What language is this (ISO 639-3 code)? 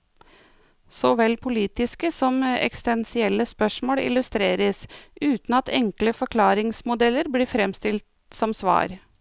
nor